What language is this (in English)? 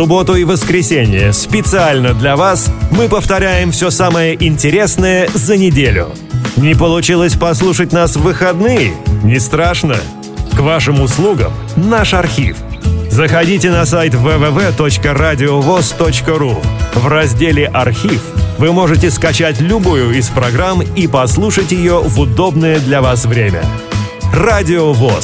Russian